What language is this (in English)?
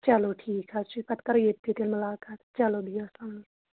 Kashmiri